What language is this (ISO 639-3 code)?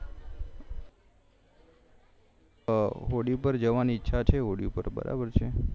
guj